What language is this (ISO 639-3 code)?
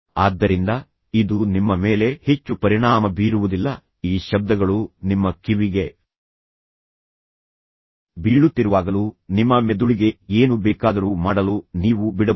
kan